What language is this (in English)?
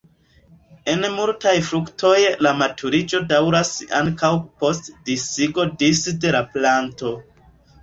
Esperanto